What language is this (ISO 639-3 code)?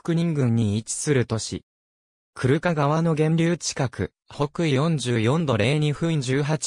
jpn